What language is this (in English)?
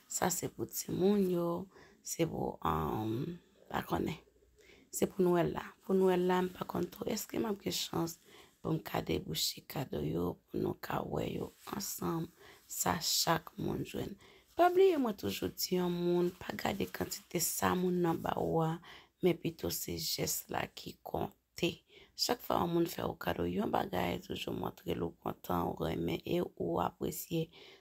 Romanian